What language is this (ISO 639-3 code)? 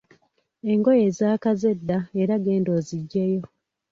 lug